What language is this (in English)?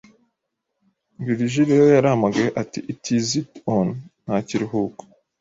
Kinyarwanda